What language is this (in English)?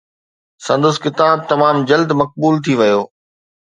Sindhi